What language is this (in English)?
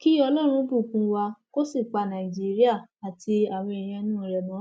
Yoruba